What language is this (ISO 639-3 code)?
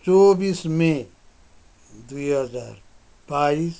nep